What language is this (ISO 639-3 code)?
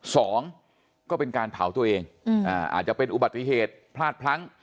tha